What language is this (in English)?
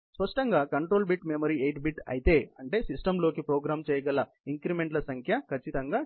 Telugu